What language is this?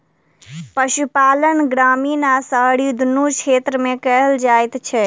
Maithili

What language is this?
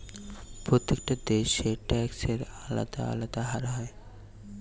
Bangla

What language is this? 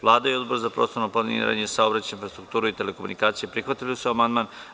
Serbian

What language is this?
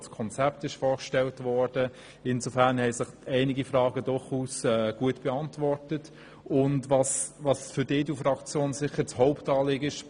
Swiss German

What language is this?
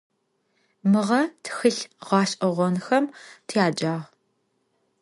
Adyghe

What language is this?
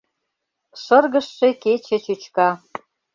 Mari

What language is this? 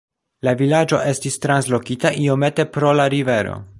Esperanto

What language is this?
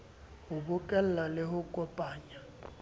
Southern Sotho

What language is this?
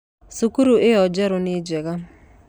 Kikuyu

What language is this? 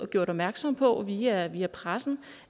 Danish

